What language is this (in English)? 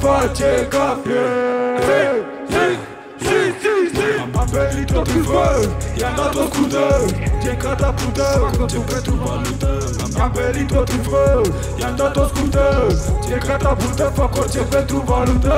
Romanian